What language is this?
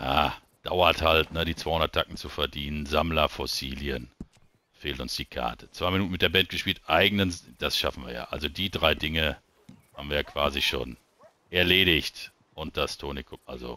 German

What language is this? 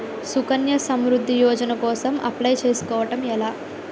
Telugu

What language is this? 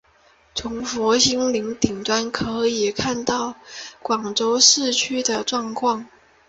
Chinese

